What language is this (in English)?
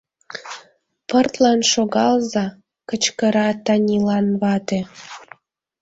Mari